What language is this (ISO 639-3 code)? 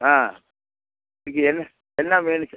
tam